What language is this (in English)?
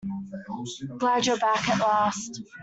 English